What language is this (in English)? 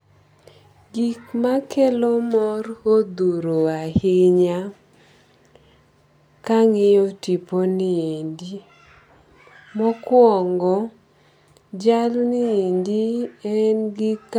Luo (Kenya and Tanzania)